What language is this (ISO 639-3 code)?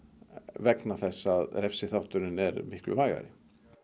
isl